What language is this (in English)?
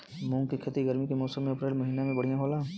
Bhojpuri